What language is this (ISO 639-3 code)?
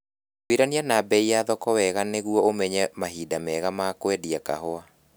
kik